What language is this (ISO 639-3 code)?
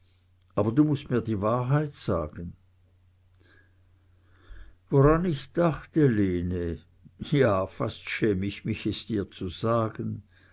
deu